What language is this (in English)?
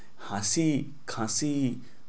Bangla